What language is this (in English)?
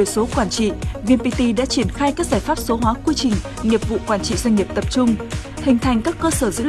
Vietnamese